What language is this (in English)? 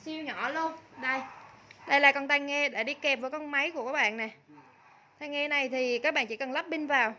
Vietnamese